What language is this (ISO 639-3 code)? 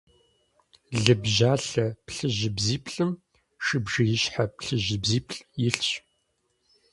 kbd